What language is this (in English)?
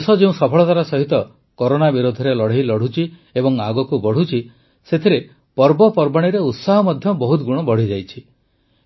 Odia